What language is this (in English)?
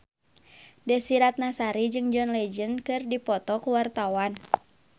Sundanese